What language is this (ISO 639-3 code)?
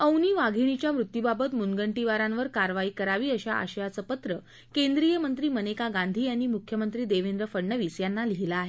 mar